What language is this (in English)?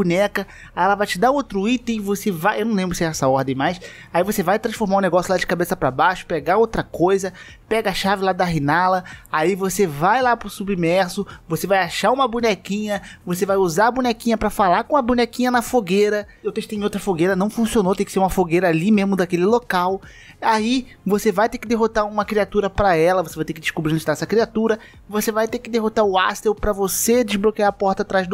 Portuguese